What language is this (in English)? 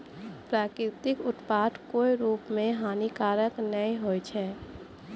Maithili